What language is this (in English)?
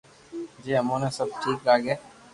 Loarki